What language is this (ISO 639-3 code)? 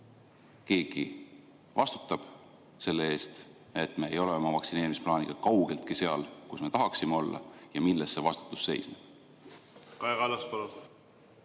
est